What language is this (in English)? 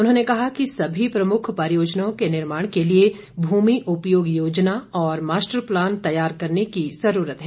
Hindi